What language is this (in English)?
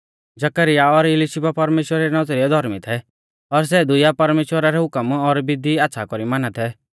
Mahasu Pahari